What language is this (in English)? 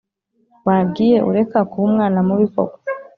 Kinyarwanda